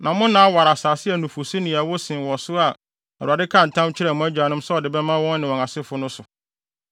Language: Akan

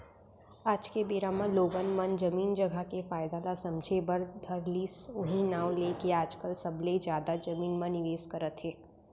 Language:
Chhattisgarhi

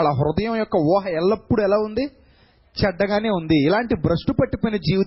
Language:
Telugu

